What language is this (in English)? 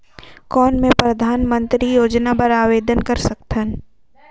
Chhattisgarhi